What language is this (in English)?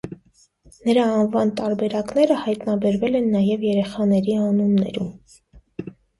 Armenian